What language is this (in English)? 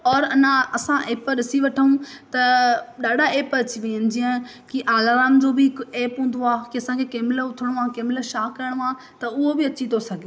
Sindhi